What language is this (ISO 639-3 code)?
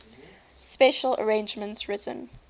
eng